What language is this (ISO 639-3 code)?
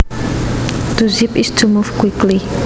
jav